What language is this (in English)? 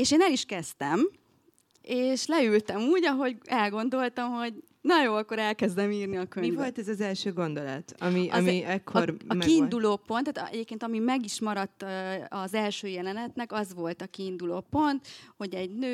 Hungarian